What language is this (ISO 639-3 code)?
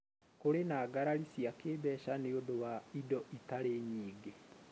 kik